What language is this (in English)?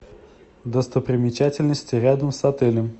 Russian